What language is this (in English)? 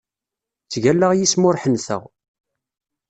Kabyle